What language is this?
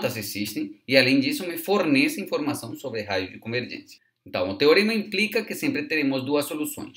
Portuguese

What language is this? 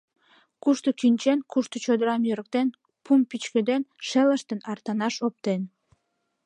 Mari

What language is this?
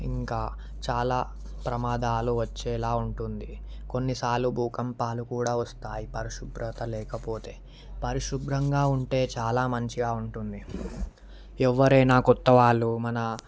Telugu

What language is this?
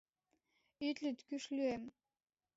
Mari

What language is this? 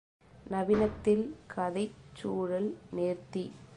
Tamil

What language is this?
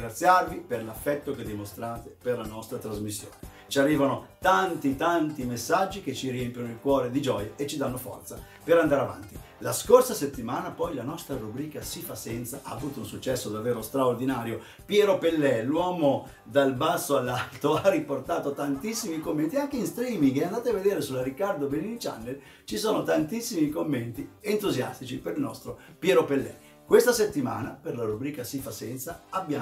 Italian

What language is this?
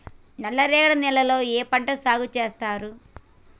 Telugu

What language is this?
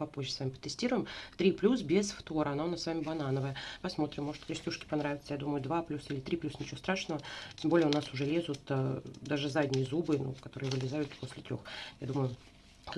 Russian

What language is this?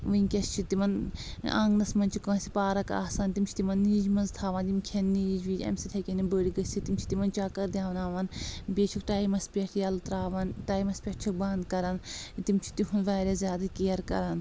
Kashmiri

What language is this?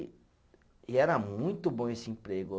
Portuguese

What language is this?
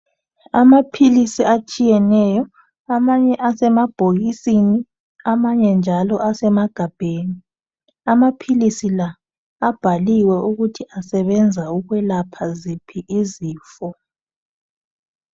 North Ndebele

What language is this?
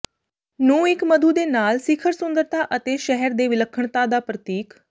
Punjabi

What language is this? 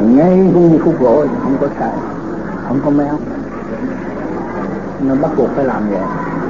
Vietnamese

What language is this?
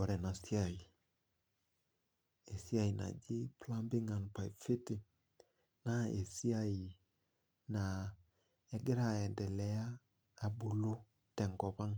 Masai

